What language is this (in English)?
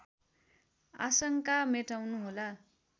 Nepali